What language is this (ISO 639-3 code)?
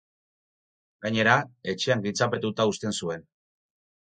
eus